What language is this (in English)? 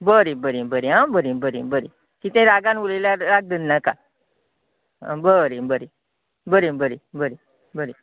Konkani